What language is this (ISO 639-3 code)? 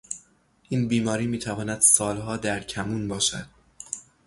fas